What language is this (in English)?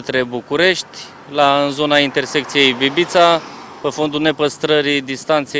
Romanian